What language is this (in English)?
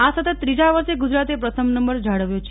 Gujarati